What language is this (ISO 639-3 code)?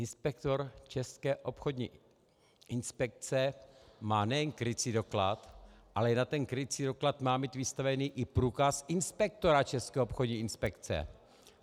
ces